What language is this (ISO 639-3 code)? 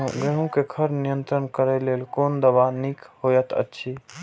mai